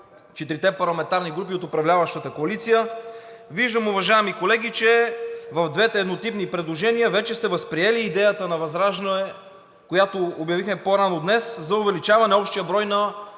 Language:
Bulgarian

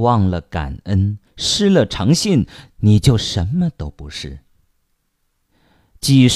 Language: Chinese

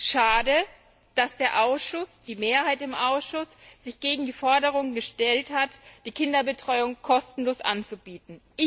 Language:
German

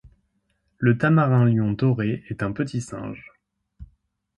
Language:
French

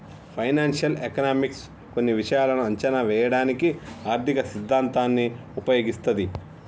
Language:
Telugu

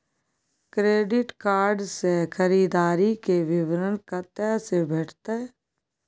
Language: Maithili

